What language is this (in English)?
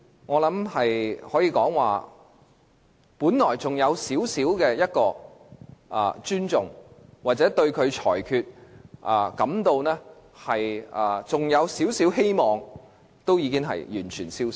Cantonese